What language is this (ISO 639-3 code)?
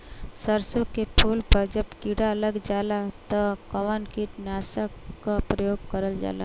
bho